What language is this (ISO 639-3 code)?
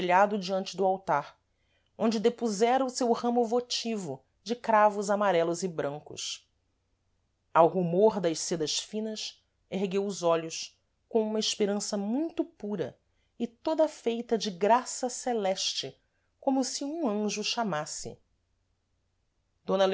por